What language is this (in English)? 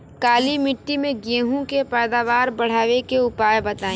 Bhojpuri